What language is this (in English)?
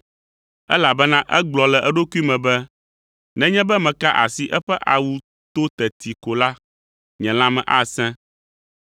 Ewe